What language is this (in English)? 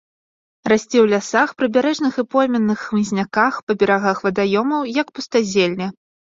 Belarusian